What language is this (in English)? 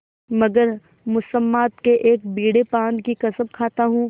Hindi